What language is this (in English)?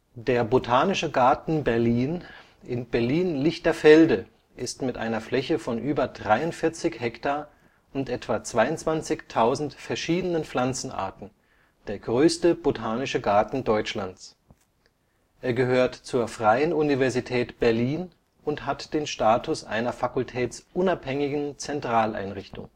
German